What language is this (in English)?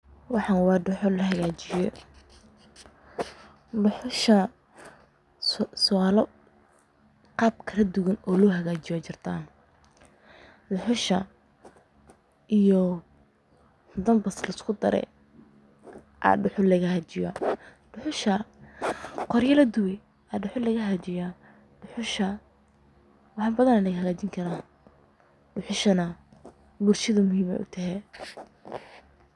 Somali